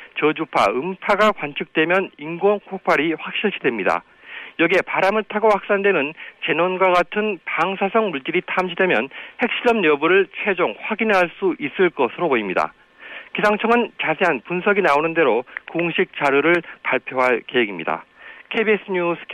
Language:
Korean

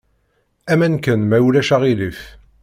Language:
Kabyle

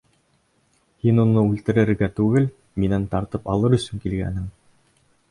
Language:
Bashkir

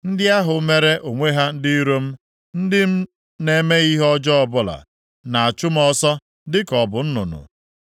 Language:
Igbo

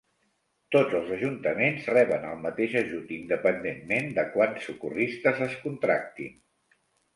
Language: Catalan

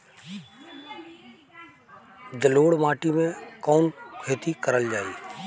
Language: Bhojpuri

